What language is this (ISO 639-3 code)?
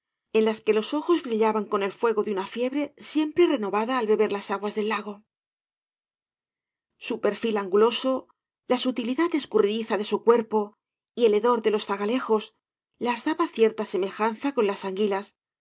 spa